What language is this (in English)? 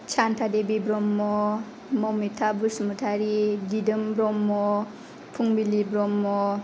Bodo